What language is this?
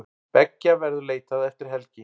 Icelandic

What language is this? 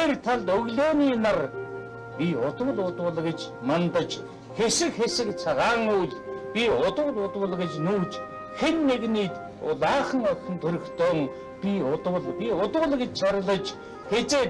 Korean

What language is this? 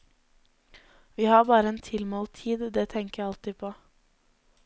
Norwegian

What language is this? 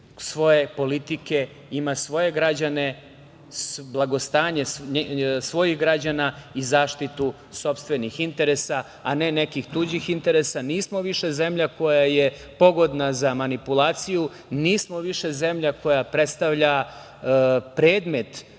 Serbian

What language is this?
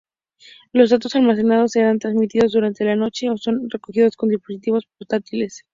Spanish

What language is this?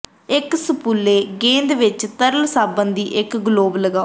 Punjabi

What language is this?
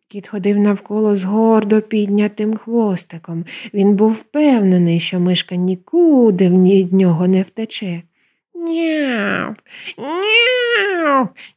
Ukrainian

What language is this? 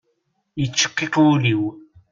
Kabyle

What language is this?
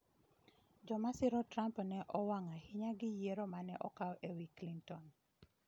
Luo (Kenya and Tanzania)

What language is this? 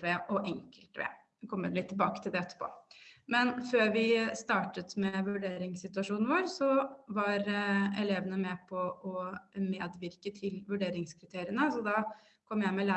Norwegian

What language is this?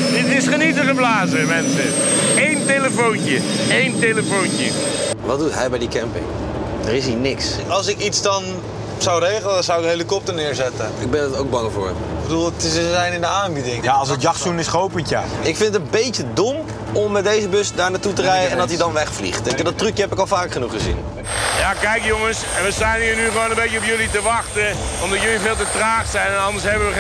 Dutch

